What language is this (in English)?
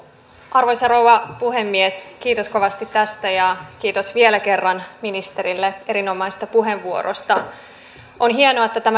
Finnish